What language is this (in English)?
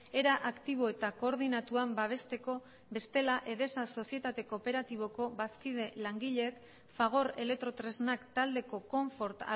Basque